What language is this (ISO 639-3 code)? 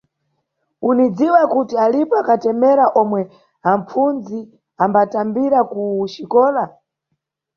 nyu